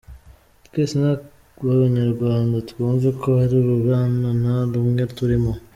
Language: Kinyarwanda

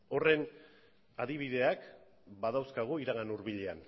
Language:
Basque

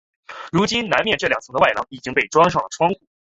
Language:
Chinese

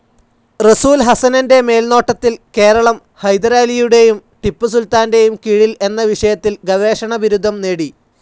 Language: Malayalam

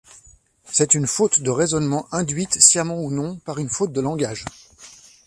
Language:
French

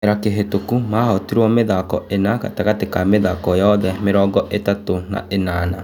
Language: Kikuyu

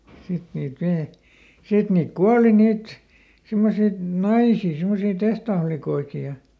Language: Finnish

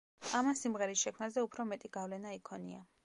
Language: Georgian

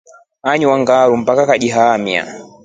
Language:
Rombo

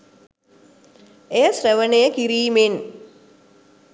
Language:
Sinhala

